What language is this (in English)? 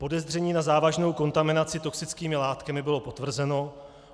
Czech